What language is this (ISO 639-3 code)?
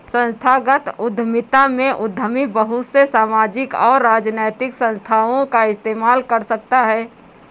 hin